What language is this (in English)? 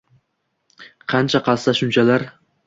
Uzbek